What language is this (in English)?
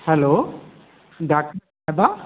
Sindhi